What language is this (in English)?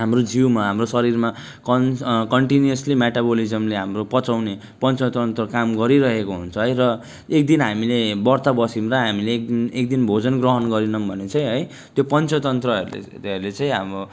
Nepali